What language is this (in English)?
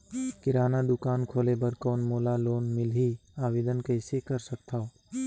Chhattisgarhi